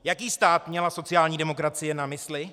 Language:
Czech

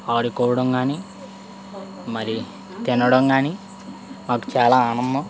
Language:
Telugu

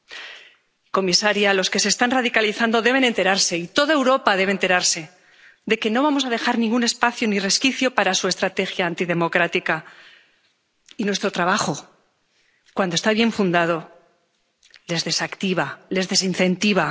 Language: Spanish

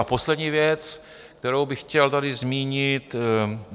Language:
Czech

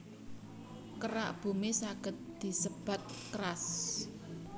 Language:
Javanese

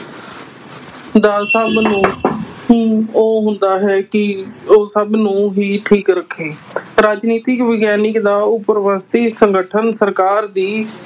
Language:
Punjabi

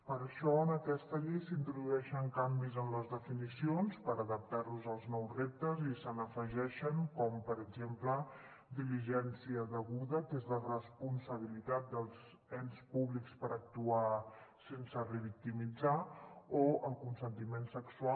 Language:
Catalan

